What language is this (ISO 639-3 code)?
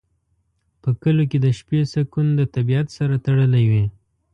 pus